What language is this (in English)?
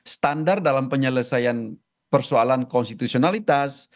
Indonesian